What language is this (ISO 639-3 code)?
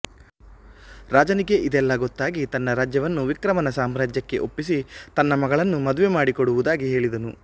kan